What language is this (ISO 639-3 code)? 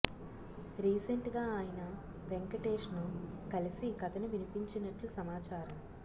tel